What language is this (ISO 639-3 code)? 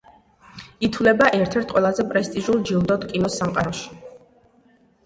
kat